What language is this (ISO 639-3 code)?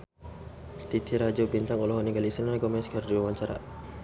sun